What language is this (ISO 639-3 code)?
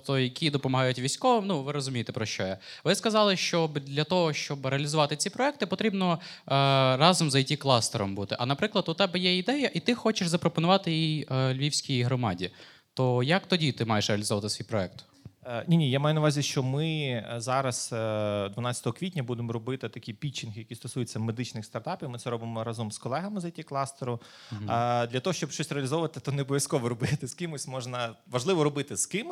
ukr